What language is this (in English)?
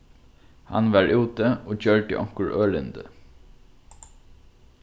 Faroese